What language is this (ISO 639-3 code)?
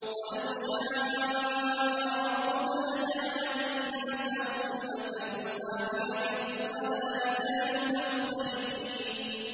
ara